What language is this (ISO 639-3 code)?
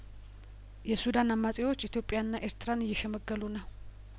amh